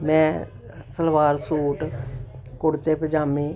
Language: Punjabi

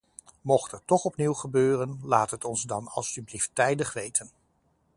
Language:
Dutch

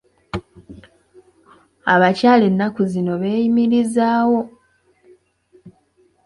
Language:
Ganda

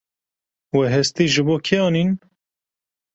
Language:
Kurdish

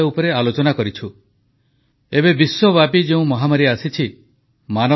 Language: Odia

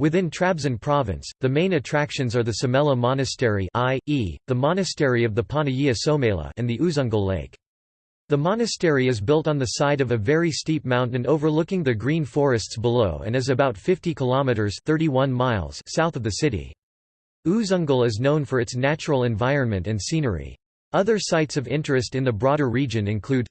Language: English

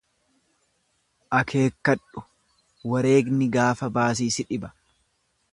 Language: Oromo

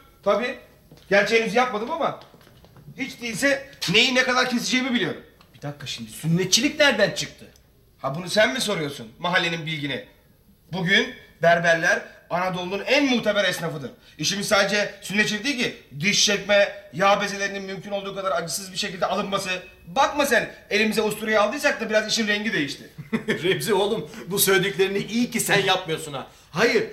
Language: Turkish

